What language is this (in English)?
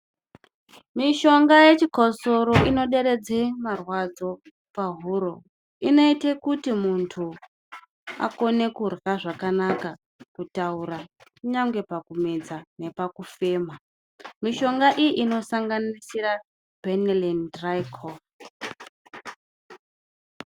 Ndau